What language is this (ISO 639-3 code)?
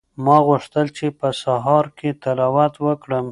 pus